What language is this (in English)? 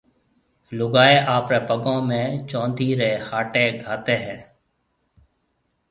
Marwari (Pakistan)